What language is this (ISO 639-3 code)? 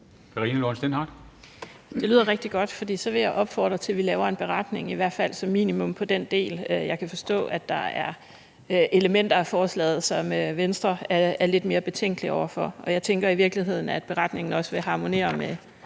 dan